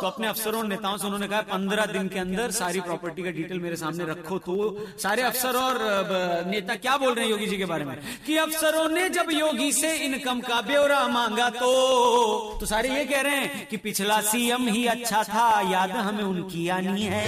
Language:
Hindi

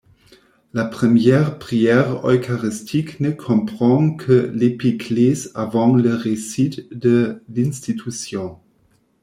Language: French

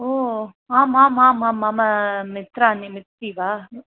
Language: Sanskrit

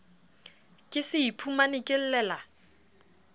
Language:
Southern Sotho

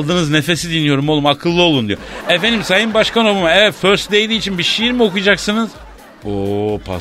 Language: Turkish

